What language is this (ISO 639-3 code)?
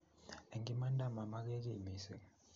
kln